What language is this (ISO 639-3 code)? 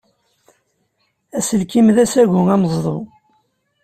kab